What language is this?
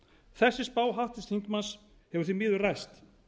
Icelandic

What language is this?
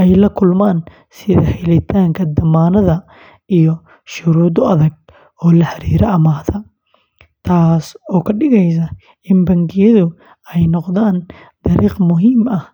Somali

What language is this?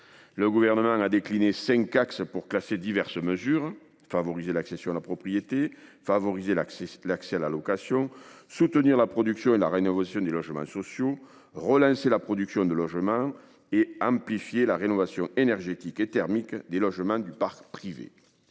French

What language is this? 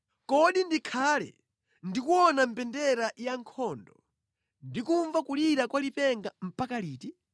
Nyanja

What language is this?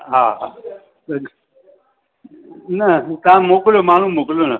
Sindhi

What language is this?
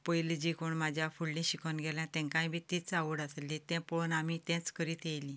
Konkani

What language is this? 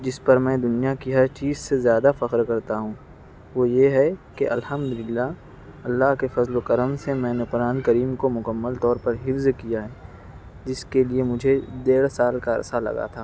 Urdu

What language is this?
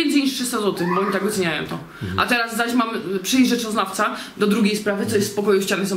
Polish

